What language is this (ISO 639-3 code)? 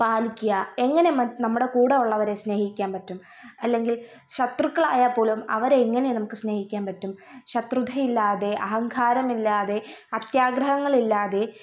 mal